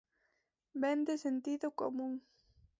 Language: Galician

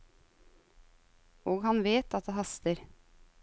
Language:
Norwegian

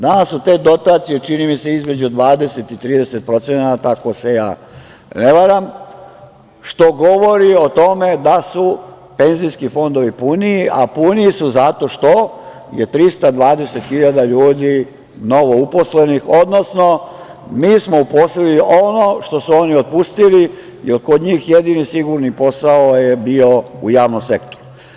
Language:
Serbian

